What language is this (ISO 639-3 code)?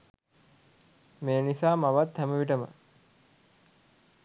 sin